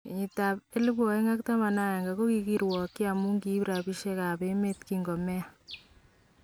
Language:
Kalenjin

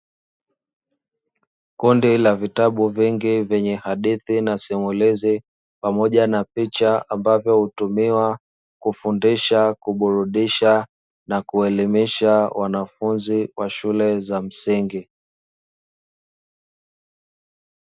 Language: Swahili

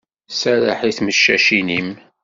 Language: Kabyle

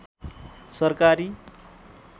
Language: Nepali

